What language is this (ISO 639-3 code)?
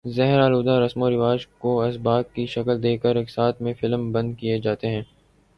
urd